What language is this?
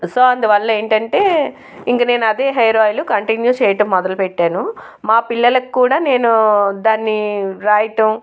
Telugu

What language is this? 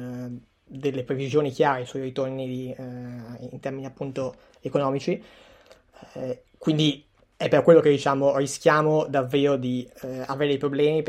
Italian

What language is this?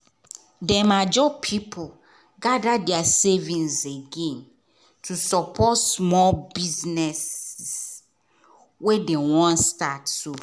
Nigerian Pidgin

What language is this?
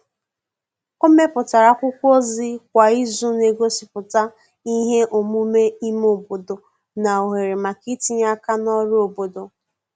Igbo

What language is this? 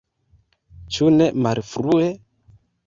Esperanto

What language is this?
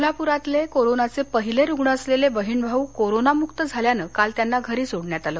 Marathi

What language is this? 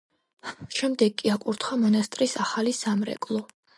Georgian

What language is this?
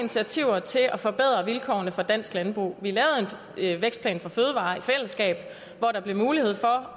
Danish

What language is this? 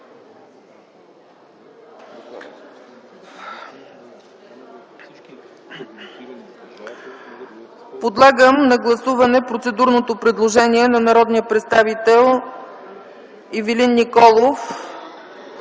Bulgarian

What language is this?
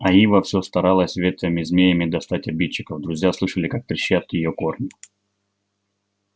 Russian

